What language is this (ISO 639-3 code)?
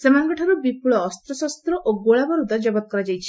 ori